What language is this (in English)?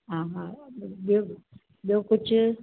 Sindhi